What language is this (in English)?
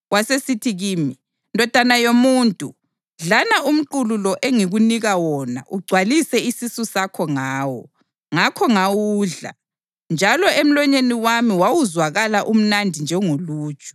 North Ndebele